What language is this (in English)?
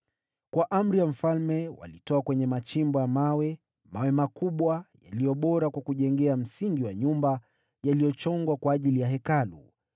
Swahili